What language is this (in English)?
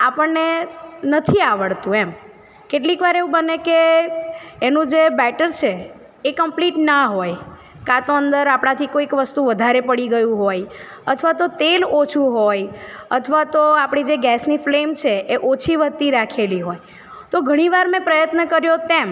Gujarati